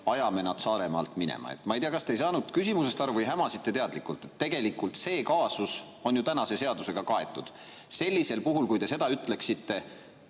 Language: Estonian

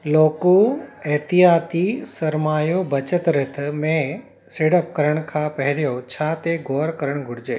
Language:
Sindhi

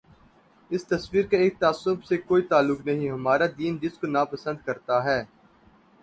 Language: Urdu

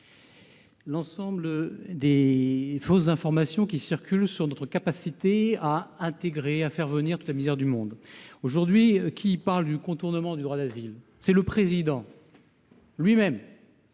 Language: French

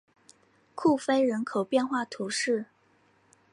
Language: Chinese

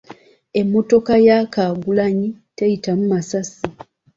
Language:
Ganda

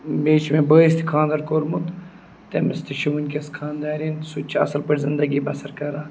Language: Kashmiri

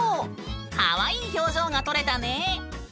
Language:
Japanese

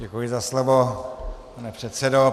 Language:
Czech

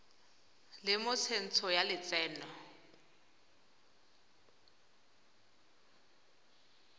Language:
Tswana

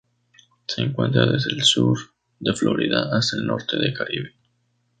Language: Spanish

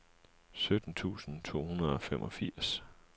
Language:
Danish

